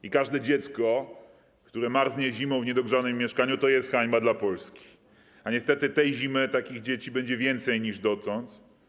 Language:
Polish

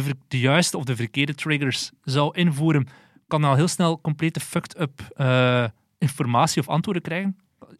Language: Dutch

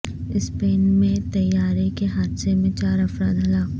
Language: Urdu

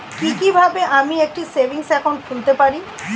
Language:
Bangla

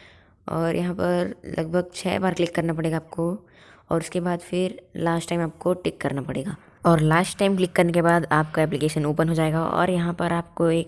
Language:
Hindi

